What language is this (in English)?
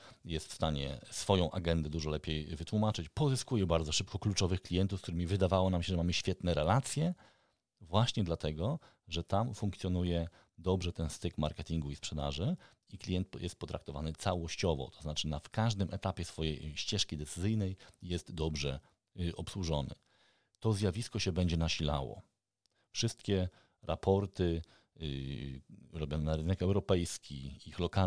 Polish